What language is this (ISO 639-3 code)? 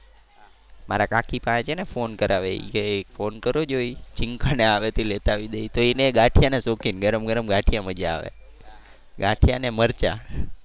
guj